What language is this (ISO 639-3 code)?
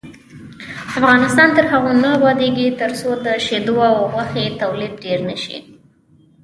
pus